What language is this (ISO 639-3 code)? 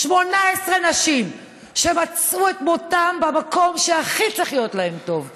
heb